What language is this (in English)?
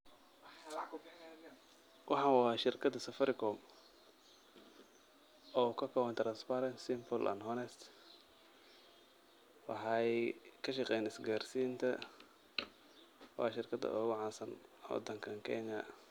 Somali